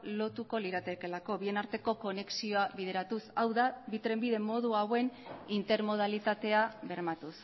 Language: Basque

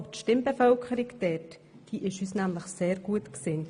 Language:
Swiss German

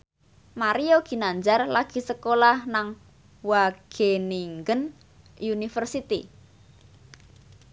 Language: Javanese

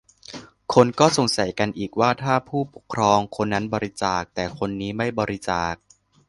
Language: Thai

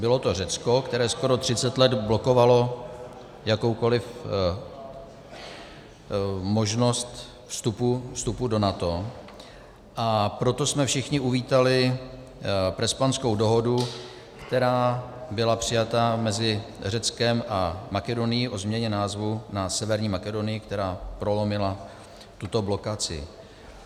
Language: Czech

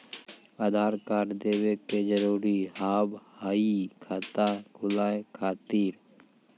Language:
Maithili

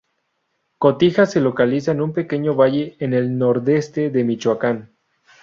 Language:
Spanish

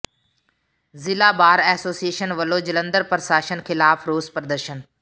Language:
Punjabi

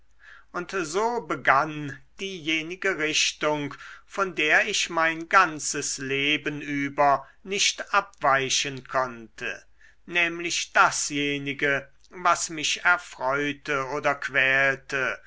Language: German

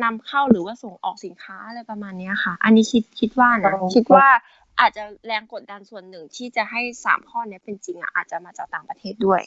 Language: Thai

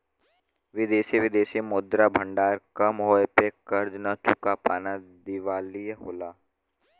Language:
Bhojpuri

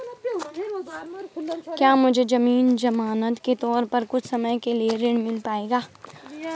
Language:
Hindi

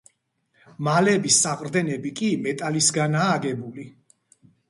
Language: Georgian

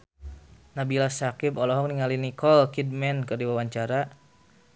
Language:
Sundanese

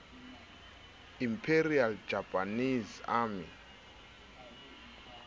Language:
Southern Sotho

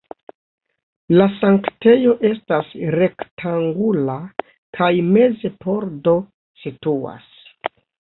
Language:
Esperanto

